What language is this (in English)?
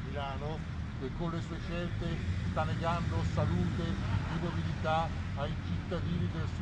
Italian